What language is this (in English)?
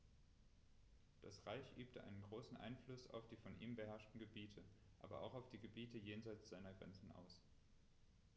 German